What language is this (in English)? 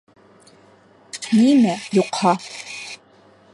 Bashkir